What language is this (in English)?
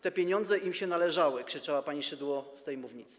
Polish